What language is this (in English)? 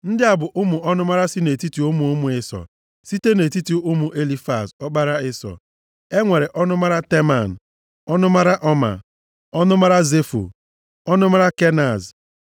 Igbo